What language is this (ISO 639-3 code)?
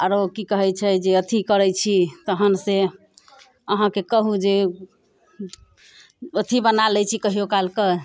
mai